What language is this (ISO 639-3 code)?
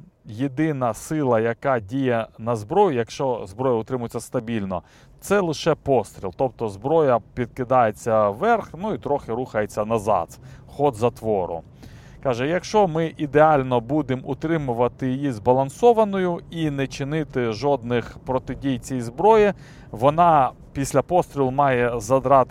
ukr